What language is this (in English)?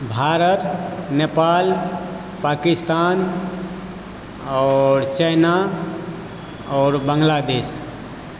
Maithili